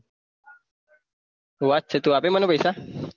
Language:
Gujarati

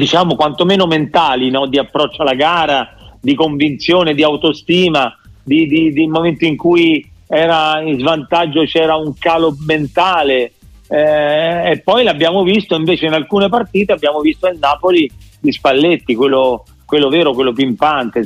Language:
Italian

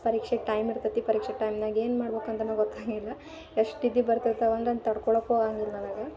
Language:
Kannada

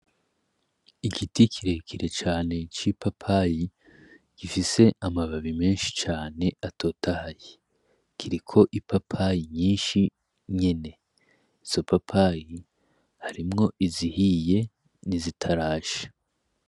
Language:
Rundi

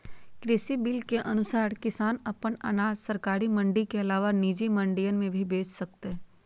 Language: Magahi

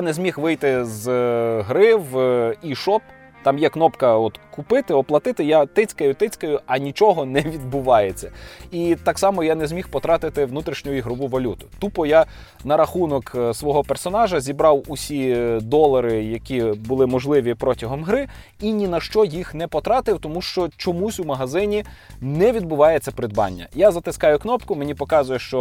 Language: Ukrainian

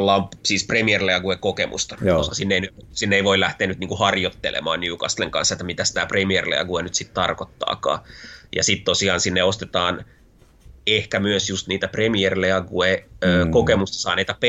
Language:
Finnish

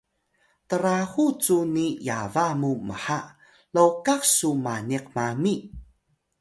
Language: Atayal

